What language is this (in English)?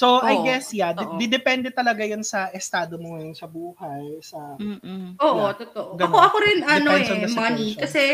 Filipino